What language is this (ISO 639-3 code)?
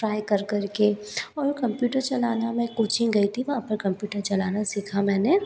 hin